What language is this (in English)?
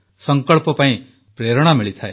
Odia